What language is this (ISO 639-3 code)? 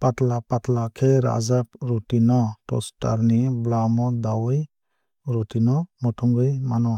trp